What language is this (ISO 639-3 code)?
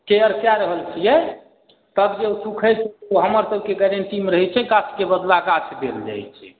mai